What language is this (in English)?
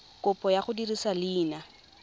Tswana